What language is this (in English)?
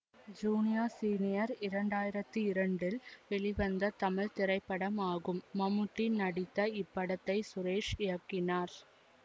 Tamil